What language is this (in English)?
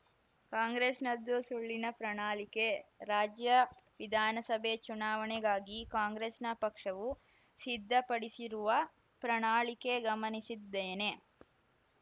Kannada